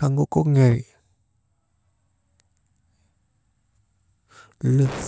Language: Maba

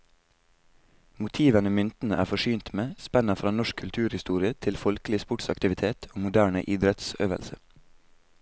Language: Norwegian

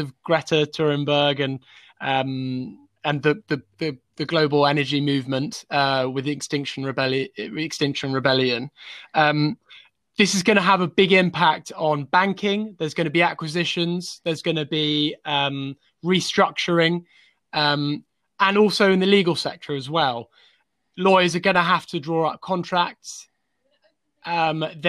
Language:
English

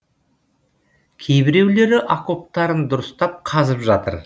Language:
Kazakh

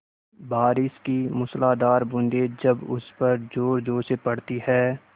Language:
Hindi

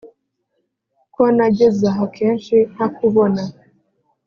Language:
Kinyarwanda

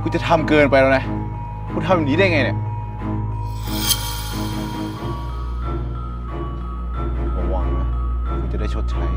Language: Thai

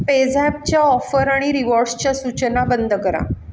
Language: Marathi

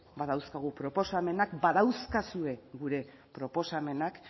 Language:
Basque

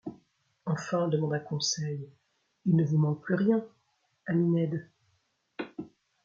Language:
French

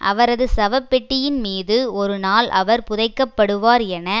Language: Tamil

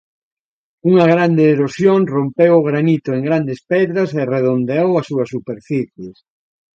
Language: Galician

